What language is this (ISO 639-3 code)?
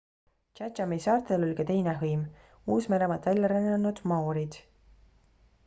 est